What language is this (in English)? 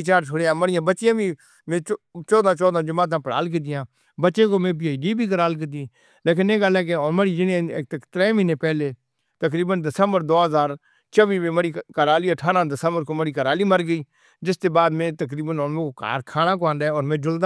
Northern Hindko